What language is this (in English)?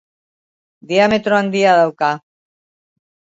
Basque